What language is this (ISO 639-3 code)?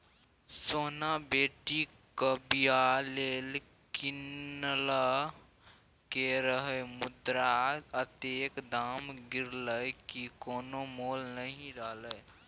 mai